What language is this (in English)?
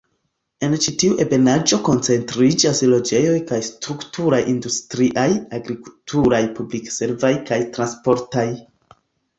Esperanto